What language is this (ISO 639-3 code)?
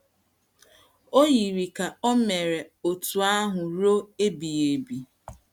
ibo